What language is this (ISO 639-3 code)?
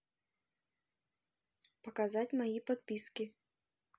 rus